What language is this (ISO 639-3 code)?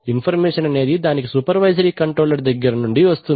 tel